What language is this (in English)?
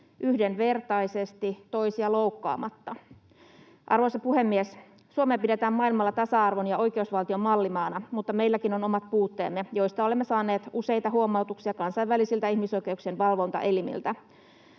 Finnish